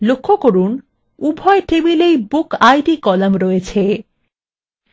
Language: Bangla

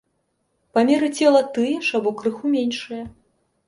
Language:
Belarusian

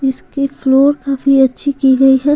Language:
Hindi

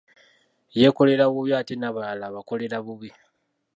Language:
Ganda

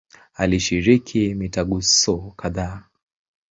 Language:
Swahili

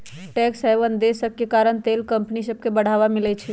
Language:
Magahi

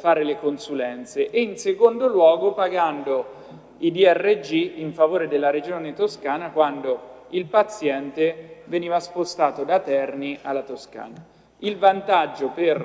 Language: Italian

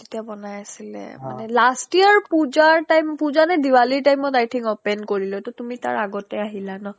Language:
Assamese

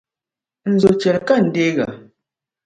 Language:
Dagbani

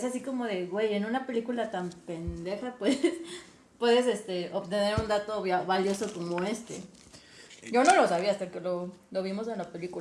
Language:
Spanish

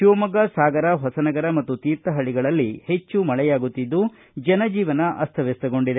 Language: Kannada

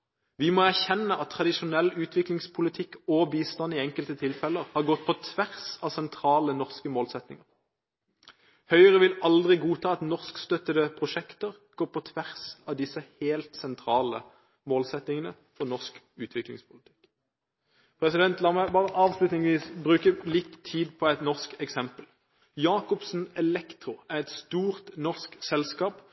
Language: Norwegian Bokmål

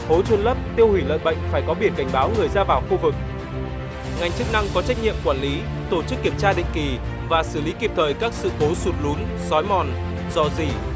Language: Vietnamese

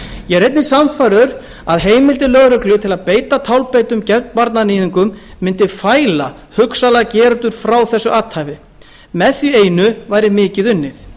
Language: Icelandic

